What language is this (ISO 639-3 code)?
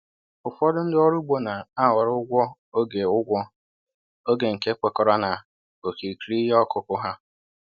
ibo